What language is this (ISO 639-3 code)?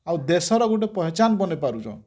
ori